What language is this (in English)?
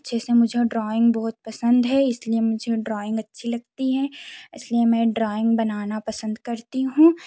Hindi